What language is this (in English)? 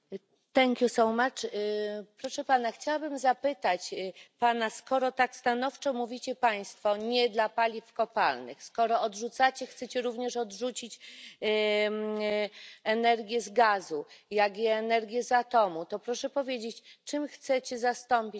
Polish